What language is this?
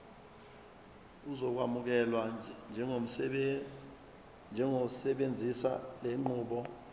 Zulu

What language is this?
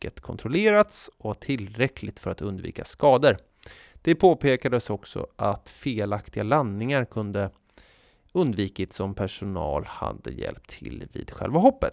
Swedish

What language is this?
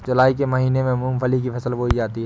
Hindi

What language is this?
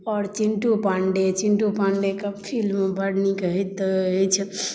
Maithili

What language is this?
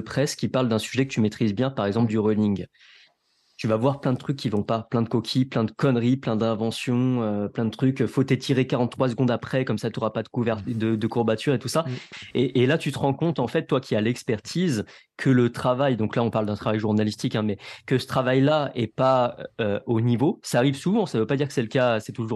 French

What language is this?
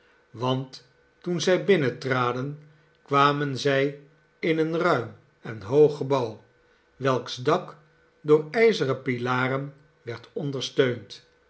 Dutch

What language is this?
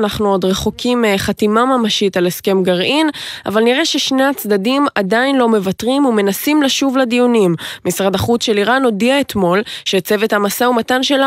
Hebrew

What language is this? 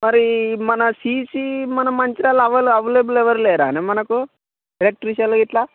Telugu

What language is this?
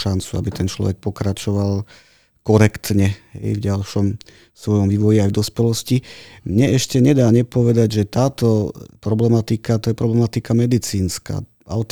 Slovak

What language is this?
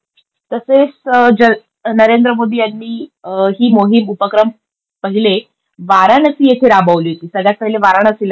Marathi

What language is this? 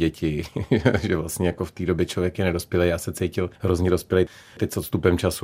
Czech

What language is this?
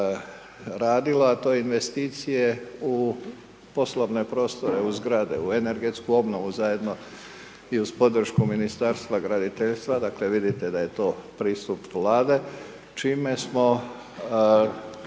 Croatian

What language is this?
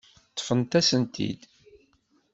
Kabyle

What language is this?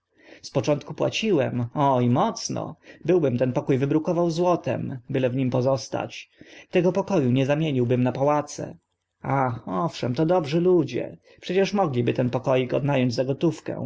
Polish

